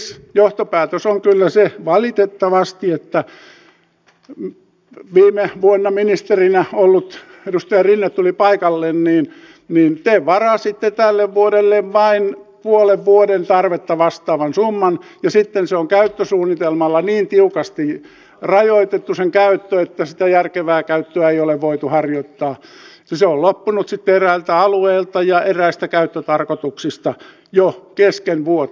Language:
Finnish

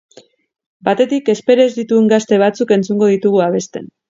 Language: Basque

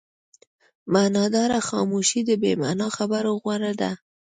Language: Pashto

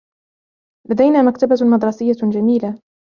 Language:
Arabic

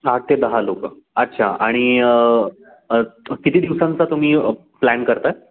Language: Marathi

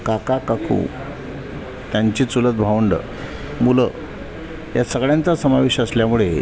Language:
Marathi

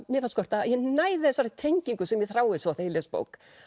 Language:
Icelandic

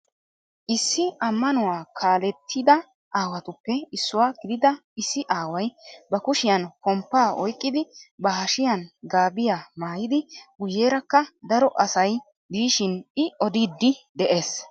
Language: Wolaytta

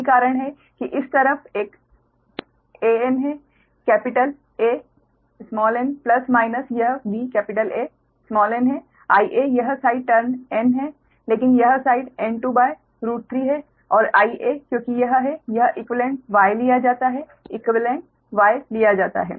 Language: Hindi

